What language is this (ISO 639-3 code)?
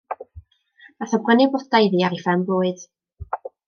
cym